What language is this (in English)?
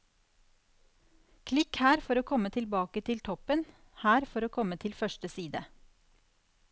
Norwegian